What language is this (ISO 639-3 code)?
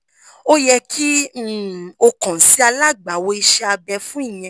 yor